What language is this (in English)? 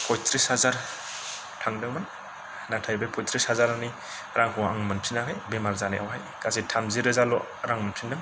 Bodo